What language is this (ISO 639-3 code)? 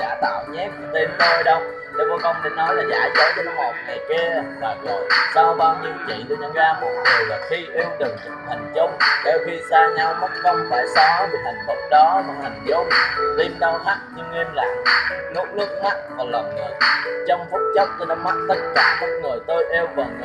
vie